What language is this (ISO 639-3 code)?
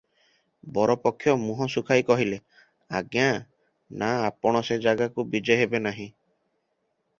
ori